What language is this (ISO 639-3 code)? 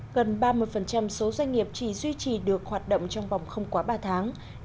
vie